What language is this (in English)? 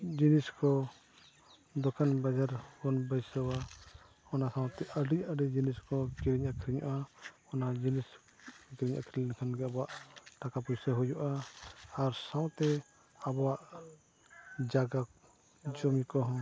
Santali